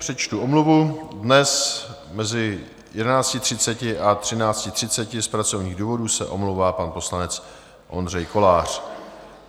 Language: Czech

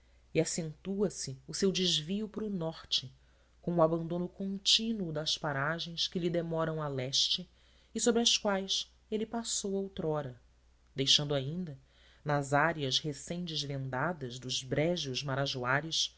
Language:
Portuguese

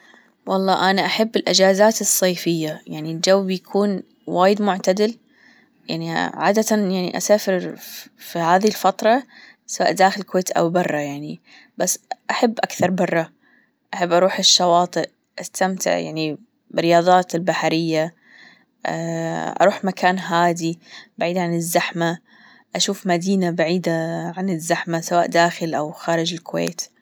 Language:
Gulf Arabic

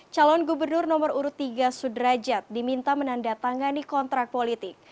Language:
Indonesian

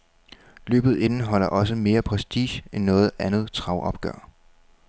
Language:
Danish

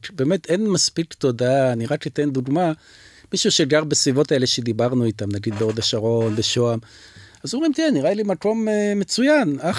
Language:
Hebrew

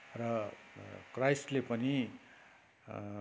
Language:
Nepali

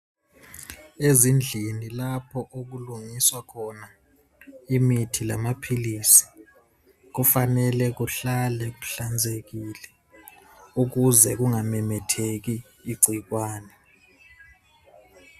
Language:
North Ndebele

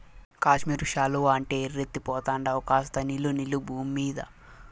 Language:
Telugu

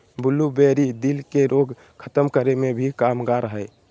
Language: Magahi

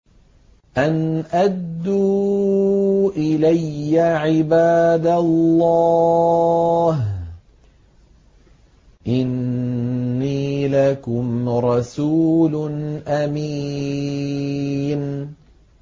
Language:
Arabic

